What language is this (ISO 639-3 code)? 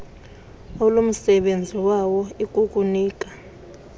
xho